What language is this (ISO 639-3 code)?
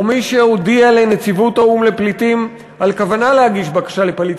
heb